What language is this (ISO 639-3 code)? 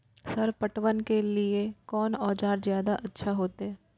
mai